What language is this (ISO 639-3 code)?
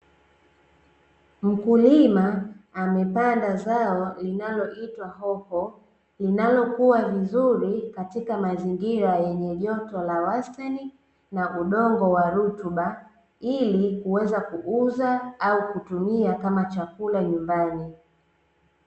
swa